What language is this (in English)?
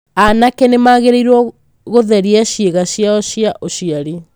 Kikuyu